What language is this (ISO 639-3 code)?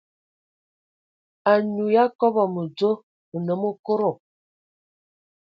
ewo